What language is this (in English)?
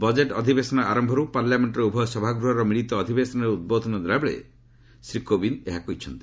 Odia